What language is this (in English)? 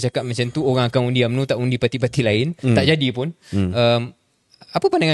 Malay